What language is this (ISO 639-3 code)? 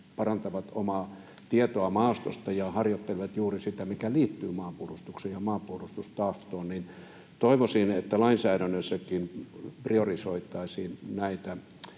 fin